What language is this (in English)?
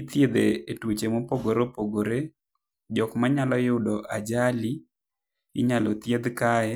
Luo (Kenya and Tanzania)